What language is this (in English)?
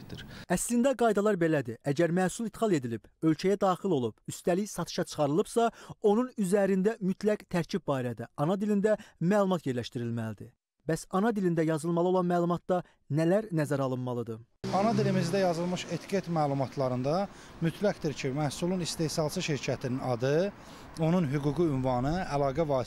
Turkish